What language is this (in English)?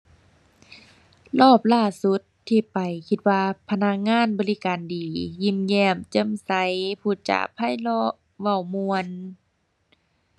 Thai